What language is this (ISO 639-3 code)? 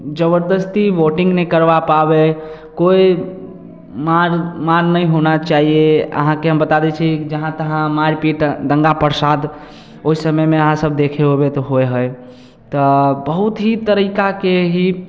mai